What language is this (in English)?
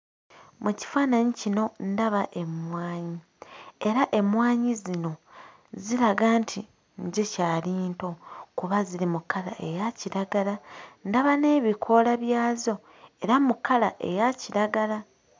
Ganda